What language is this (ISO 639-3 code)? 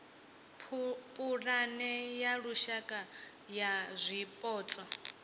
ven